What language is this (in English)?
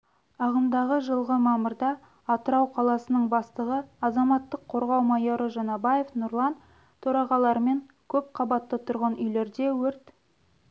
Kazakh